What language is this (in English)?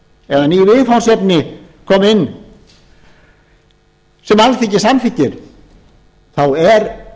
Icelandic